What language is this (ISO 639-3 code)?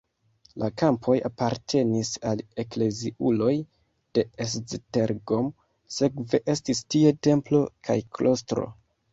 epo